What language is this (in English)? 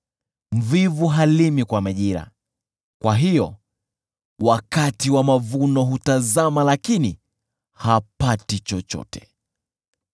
Swahili